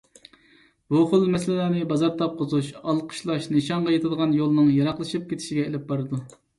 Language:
Uyghur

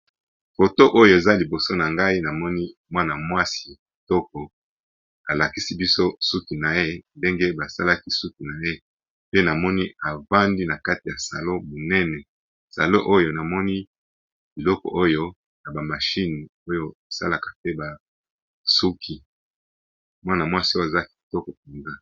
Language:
Lingala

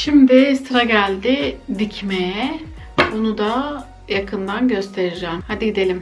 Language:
Turkish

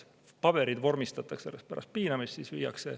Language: Estonian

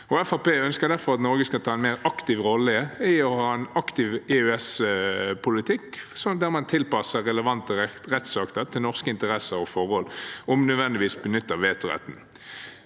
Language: Norwegian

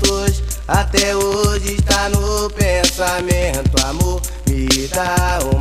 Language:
Portuguese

